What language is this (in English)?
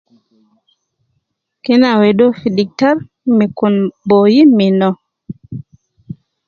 Nubi